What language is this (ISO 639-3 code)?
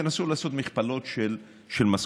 heb